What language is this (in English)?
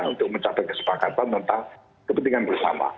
Indonesian